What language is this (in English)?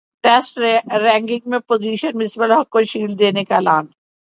Urdu